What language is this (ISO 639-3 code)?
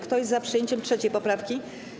pol